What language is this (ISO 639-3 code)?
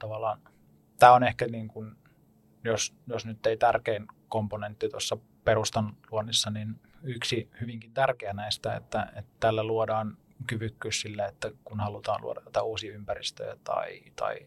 fin